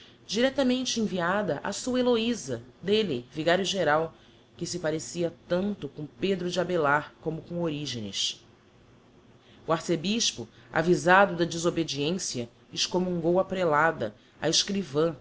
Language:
Portuguese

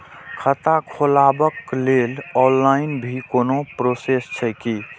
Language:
Maithili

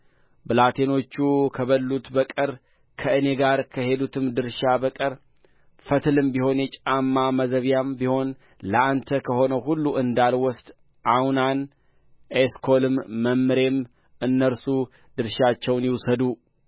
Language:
Amharic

